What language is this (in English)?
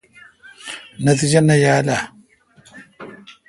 Kalkoti